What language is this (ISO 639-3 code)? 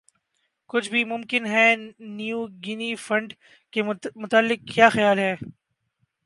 urd